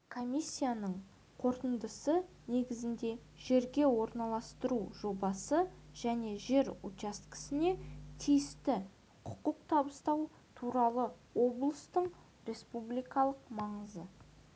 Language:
Kazakh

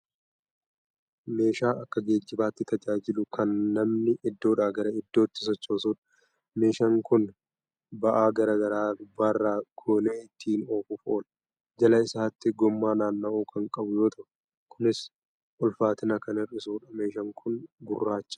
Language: Oromo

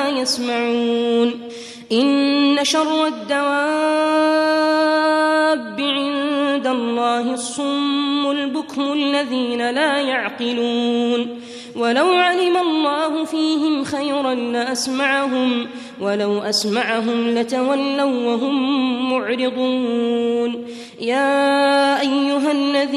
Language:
Arabic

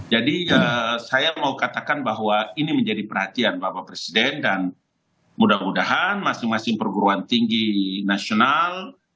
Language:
Indonesian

